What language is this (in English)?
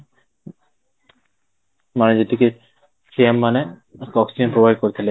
Odia